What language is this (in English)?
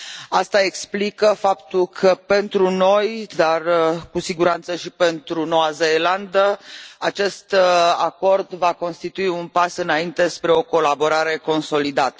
Romanian